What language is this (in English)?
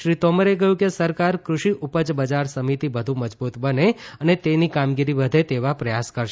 Gujarati